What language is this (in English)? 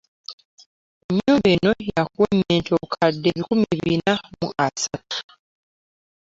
Ganda